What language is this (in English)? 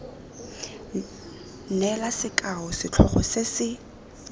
Tswana